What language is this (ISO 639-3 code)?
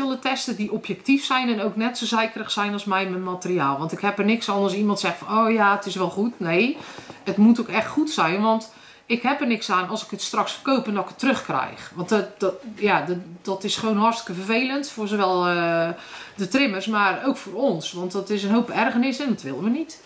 nld